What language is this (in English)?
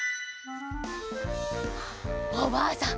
Japanese